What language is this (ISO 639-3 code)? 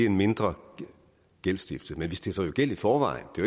dan